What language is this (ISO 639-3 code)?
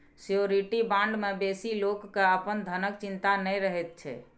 mai